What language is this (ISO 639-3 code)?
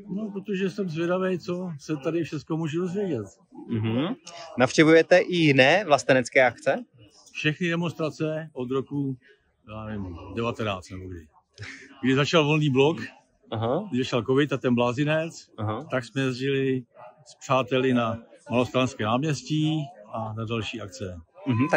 ces